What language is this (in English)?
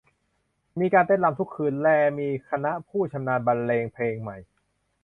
Thai